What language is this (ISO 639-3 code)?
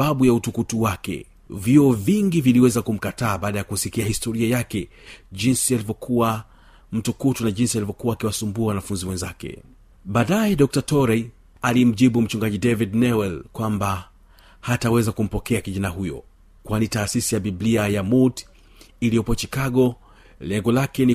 swa